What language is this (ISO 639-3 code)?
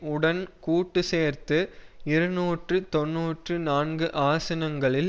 tam